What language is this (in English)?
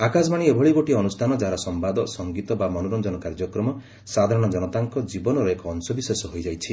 Odia